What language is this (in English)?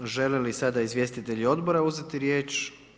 Croatian